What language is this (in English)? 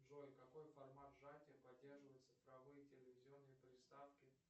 Russian